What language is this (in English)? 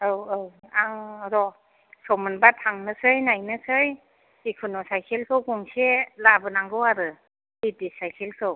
Bodo